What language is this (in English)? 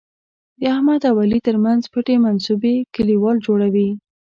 Pashto